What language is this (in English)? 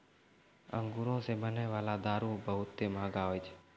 Maithili